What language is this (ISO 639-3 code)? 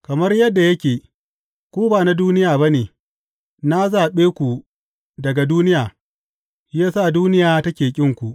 hau